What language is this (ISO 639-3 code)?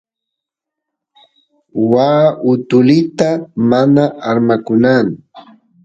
qus